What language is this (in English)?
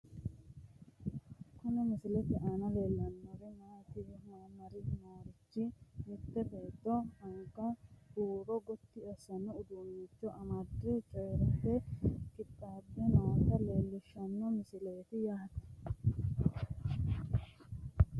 Sidamo